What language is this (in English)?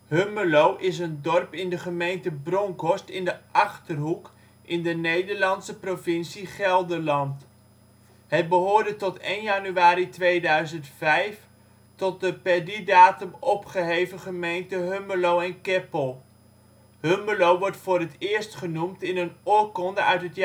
Dutch